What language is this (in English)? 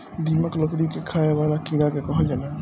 Bhojpuri